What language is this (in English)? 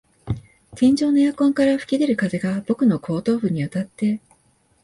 Japanese